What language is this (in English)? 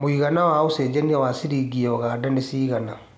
Kikuyu